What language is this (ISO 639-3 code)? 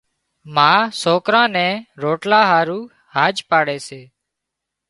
kxp